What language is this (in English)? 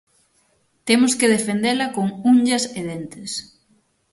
Galician